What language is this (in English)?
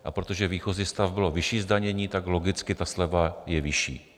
Czech